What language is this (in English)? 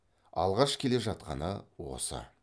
Kazakh